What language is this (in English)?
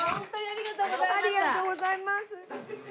Japanese